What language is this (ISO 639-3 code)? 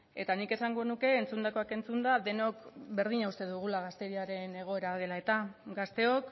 eus